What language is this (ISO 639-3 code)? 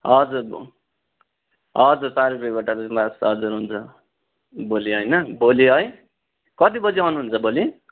nep